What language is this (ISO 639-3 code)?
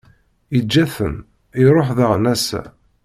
kab